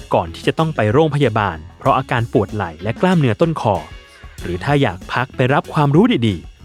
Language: Thai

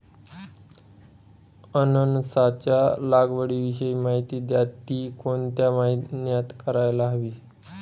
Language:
Marathi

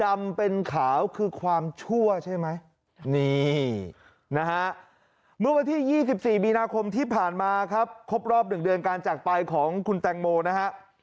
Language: Thai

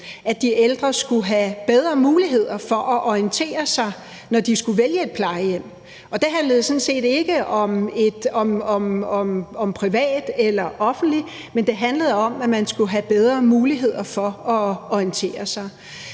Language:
Danish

